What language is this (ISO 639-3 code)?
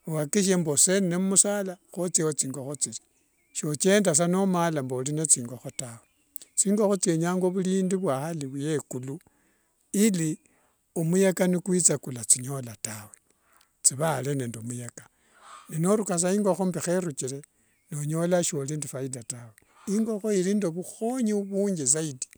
lwg